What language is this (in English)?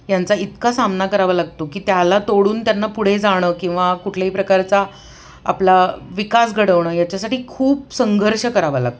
Marathi